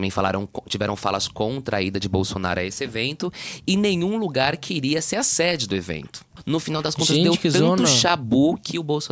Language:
Portuguese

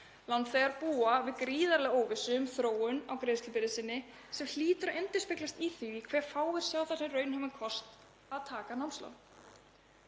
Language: Icelandic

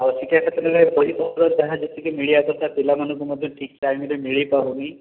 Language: Odia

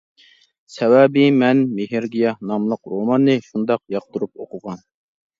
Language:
Uyghur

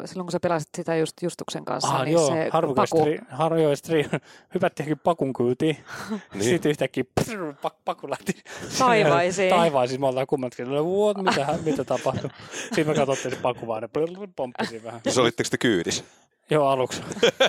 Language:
Finnish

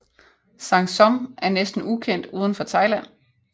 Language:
Danish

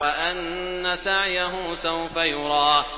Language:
Arabic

